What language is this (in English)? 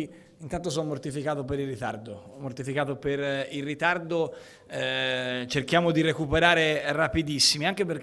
Italian